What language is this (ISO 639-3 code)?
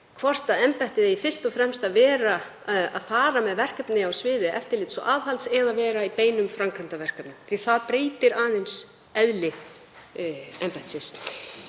isl